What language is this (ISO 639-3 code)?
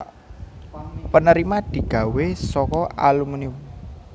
jav